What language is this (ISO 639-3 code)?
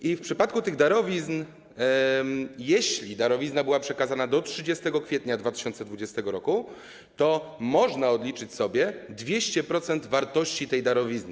pol